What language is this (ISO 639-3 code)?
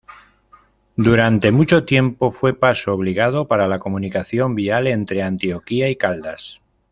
spa